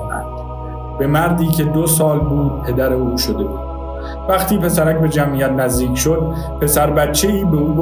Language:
Persian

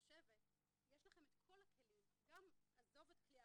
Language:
Hebrew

